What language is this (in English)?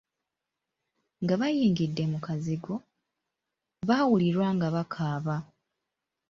Ganda